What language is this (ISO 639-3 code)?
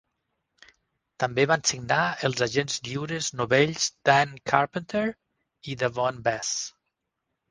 cat